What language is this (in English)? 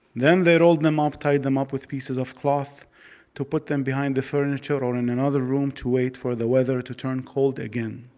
English